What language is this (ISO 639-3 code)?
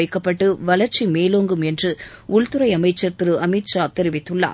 tam